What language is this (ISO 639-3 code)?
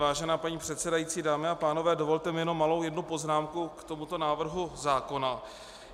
ces